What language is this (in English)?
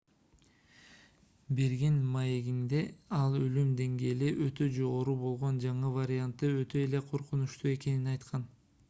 Kyrgyz